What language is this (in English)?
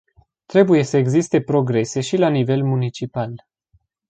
Romanian